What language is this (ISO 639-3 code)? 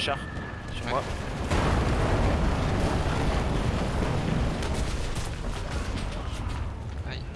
fra